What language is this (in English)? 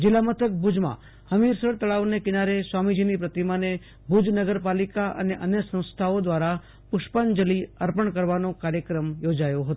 Gujarati